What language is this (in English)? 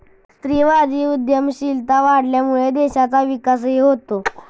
Marathi